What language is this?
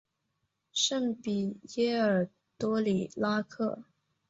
Chinese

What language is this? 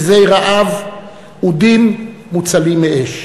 Hebrew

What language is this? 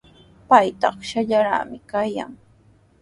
Sihuas Ancash Quechua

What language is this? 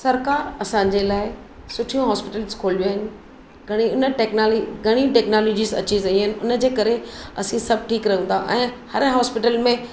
Sindhi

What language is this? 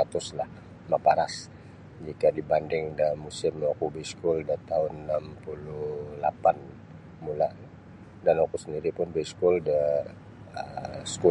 Sabah Bisaya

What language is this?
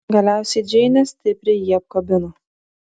Lithuanian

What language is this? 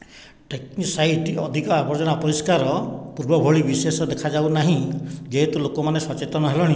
Odia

